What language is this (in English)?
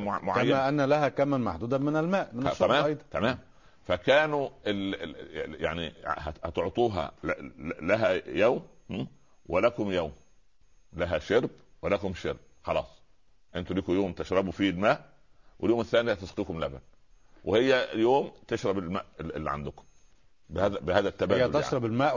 Arabic